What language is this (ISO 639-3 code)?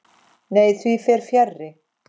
isl